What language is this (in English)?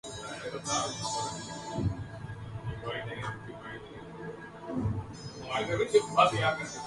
Urdu